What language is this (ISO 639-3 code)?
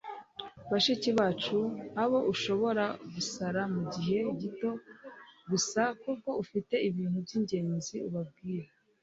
kin